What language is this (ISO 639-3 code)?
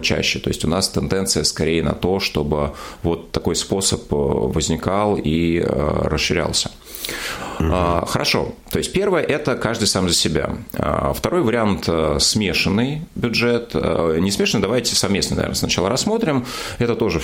rus